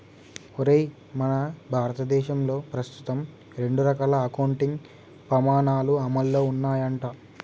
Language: Telugu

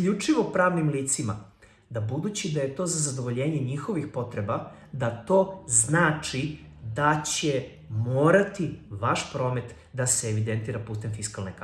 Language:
Serbian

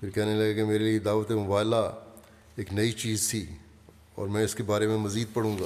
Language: Urdu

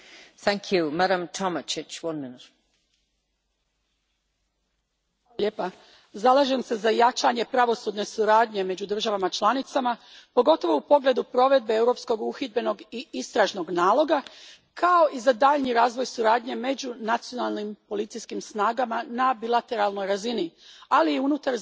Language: Croatian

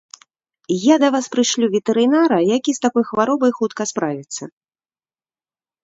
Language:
Belarusian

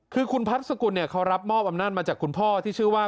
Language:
Thai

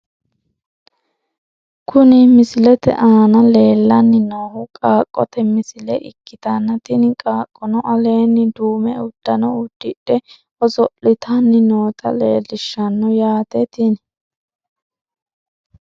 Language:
Sidamo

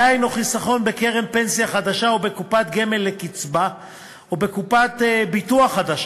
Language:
Hebrew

